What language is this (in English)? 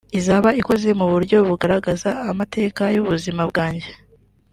Kinyarwanda